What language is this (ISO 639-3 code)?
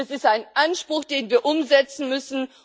deu